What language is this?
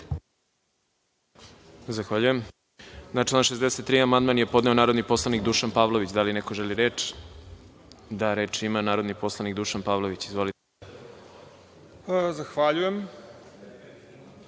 Serbian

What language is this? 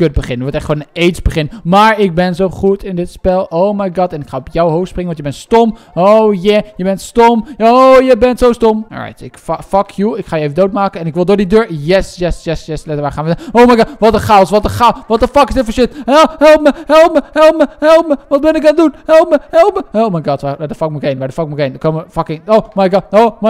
Dutch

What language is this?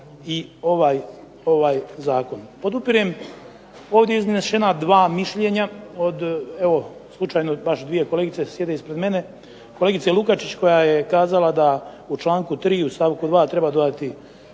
Croatian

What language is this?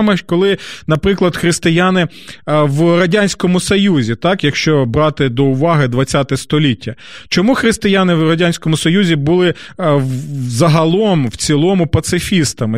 Ukrainian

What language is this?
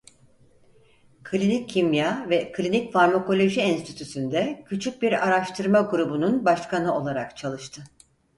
Turkish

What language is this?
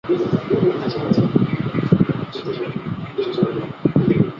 Chinese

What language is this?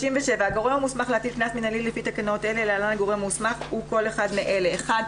Hebrew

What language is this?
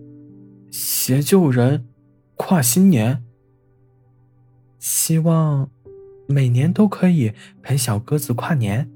Chinese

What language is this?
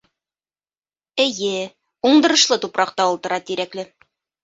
Bashkir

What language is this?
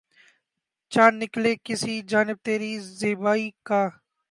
Urdu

